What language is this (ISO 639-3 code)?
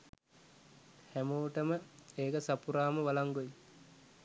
sin